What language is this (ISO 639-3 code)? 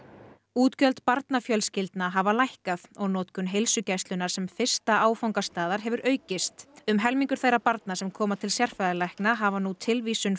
isl